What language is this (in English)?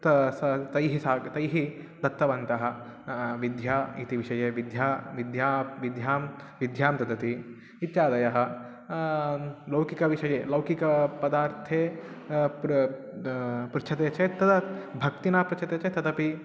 Sanskrit